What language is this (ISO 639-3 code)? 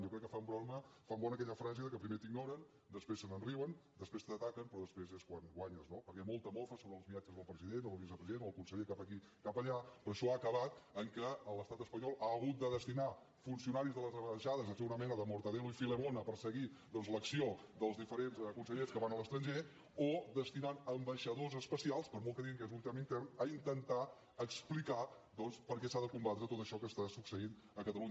cat